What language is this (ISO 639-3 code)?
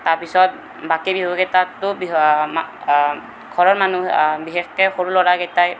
asm